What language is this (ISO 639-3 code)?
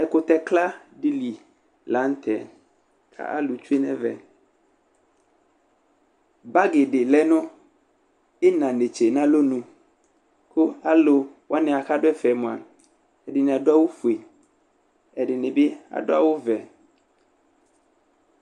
kpo